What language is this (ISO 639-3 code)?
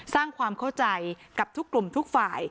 tha